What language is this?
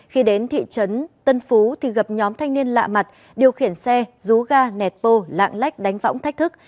Vietnamese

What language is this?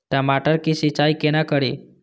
Maithili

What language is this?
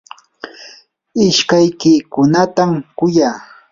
Yanahuanca Pasco Quechua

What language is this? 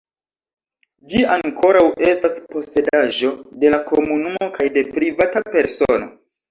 Esperanto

